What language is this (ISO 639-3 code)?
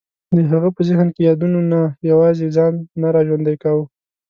pus